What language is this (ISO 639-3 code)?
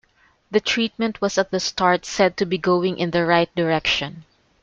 eng